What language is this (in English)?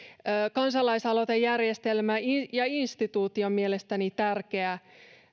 Finnish